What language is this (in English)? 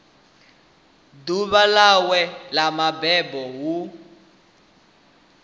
Venda